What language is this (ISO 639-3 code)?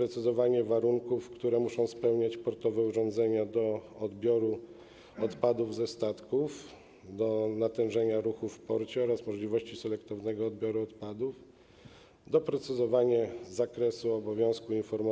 pol